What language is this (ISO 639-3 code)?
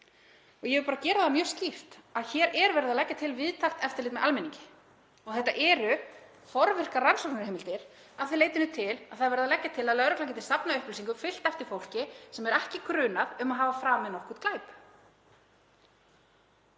isl